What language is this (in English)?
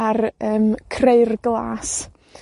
Welsh